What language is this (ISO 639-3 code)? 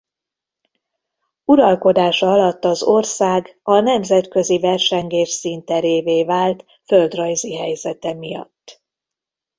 hun